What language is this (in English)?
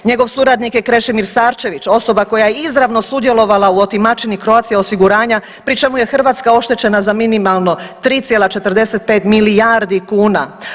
Croatian